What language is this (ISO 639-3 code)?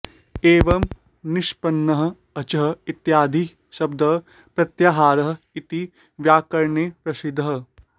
san